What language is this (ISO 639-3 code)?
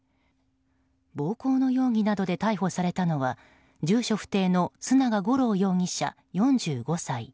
jpn